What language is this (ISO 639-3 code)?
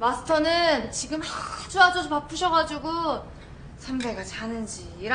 kor